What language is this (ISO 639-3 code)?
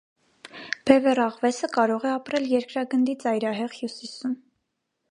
hye